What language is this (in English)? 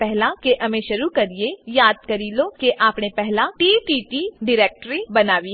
Gujarati